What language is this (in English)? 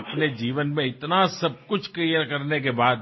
Assamese